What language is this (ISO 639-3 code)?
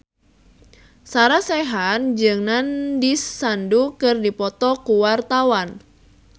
sun